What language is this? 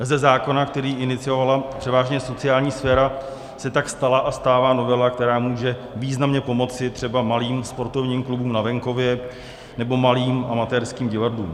Czech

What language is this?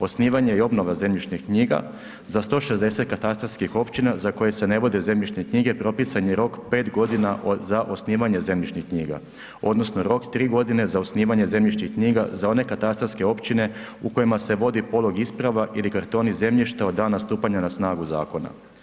Croatian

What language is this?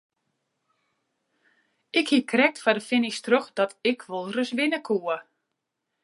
Western Frisian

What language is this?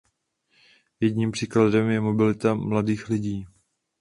Czech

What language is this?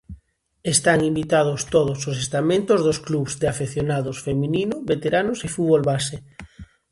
Galician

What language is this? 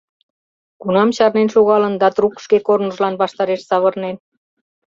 Mari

